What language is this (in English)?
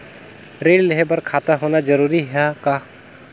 Chhattisgarhi